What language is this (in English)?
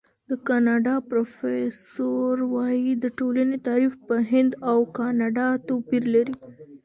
Pashto